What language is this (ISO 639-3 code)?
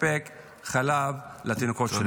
heb